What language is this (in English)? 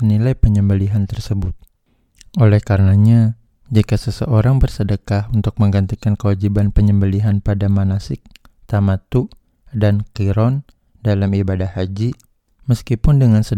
Indonesian